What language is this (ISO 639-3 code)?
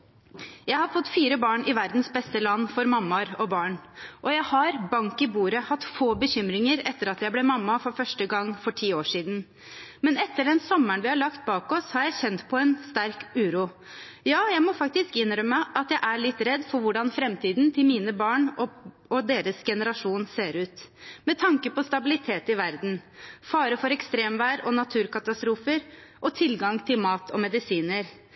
nob